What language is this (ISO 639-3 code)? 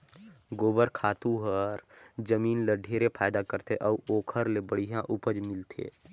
hne